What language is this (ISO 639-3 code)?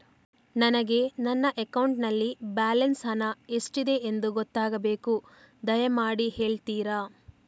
kan